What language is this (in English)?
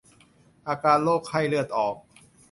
Thai